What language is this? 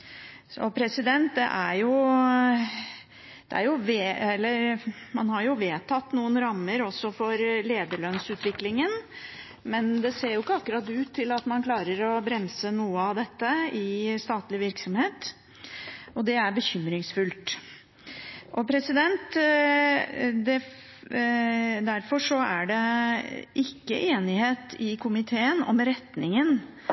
Norwegian Bokmål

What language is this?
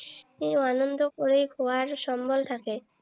Assamese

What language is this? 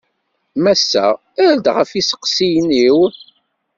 Kabyle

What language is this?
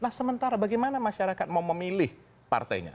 Indonesian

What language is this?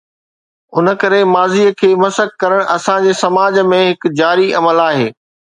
Sindhi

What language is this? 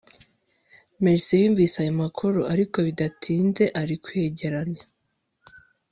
Kinyarwanda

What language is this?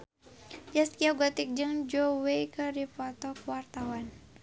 Sundanese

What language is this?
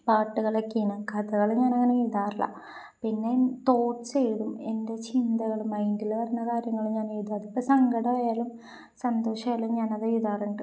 Malayalam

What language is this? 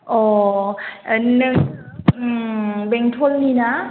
Bodo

